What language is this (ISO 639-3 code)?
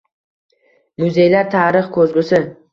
uzb